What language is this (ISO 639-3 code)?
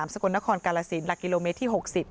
tha